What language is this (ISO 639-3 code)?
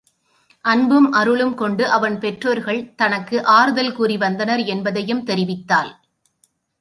tam